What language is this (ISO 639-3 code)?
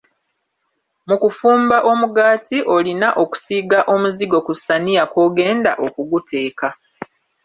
lug